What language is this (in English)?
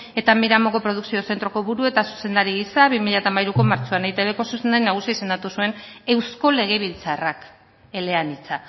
Basque